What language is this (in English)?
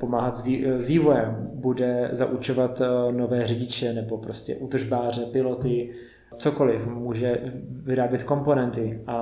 Czech